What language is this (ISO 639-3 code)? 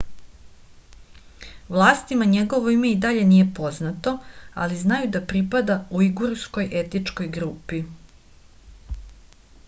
srp